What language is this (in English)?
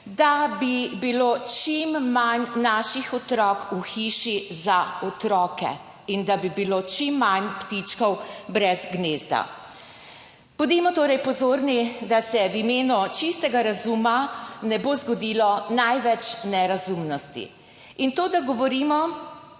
Slovenian